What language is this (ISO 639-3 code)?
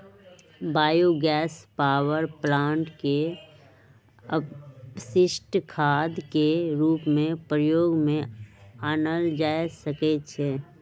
mag